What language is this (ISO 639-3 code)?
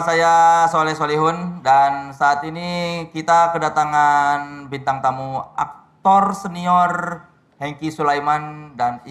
ind